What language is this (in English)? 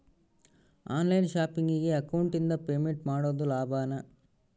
Kannada